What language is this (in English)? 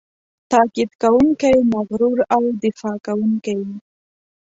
Pashto